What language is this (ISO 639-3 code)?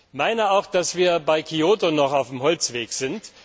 deu